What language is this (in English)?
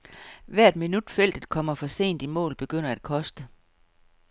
Danish